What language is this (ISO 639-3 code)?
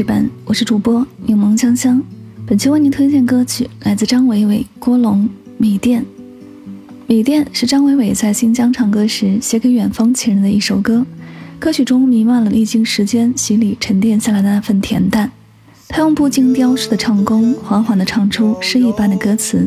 zho